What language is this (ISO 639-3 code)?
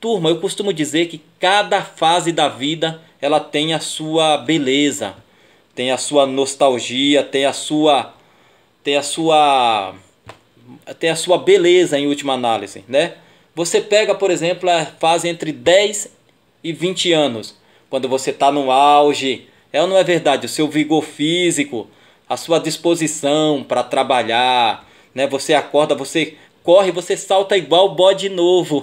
por